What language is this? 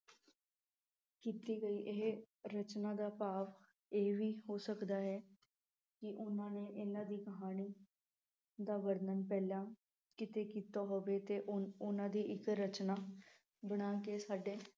Punjabi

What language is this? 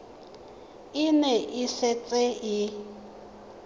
Tswana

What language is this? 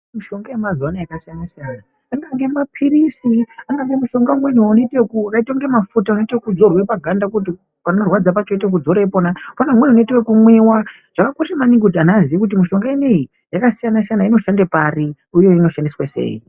Ndau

